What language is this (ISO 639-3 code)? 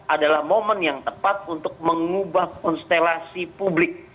ind